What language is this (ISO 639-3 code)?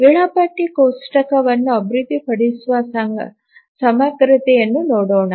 kan